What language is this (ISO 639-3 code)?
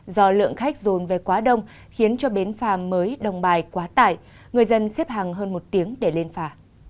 vie